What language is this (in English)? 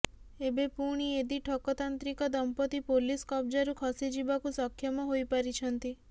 Odia